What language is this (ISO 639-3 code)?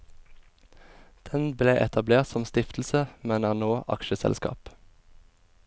nor